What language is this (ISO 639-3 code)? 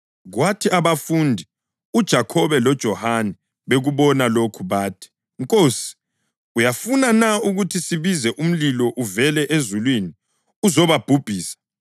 nde